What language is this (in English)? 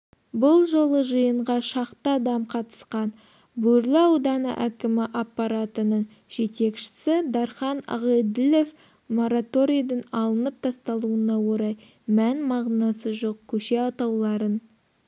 Kazakh